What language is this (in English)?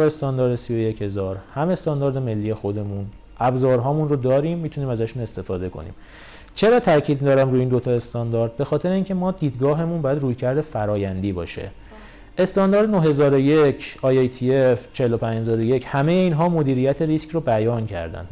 Persian